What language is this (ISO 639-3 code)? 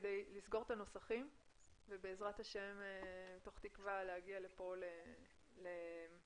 heb